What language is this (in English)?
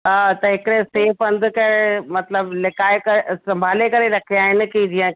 Sindhi